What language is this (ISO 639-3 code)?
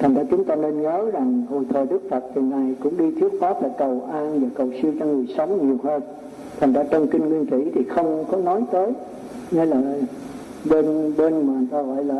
vie